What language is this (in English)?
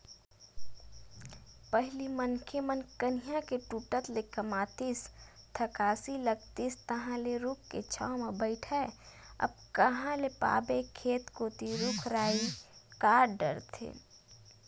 Chhattisgarhi